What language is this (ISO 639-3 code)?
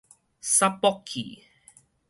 nan